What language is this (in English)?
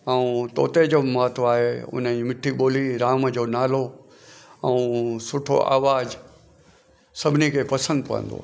Sindhi